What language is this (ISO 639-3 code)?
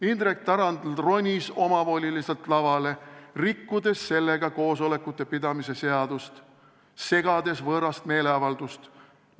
est